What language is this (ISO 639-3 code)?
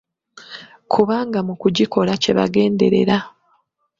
lug